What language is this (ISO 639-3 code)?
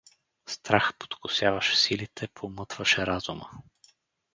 bul